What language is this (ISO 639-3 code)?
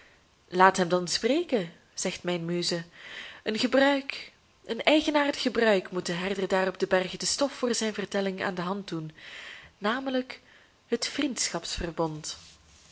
nld